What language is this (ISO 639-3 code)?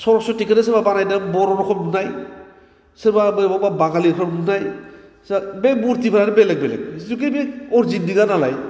brx